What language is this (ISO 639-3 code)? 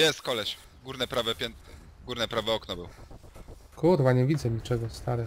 pol